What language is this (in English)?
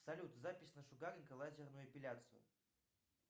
Russian